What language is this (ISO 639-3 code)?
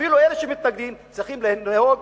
heb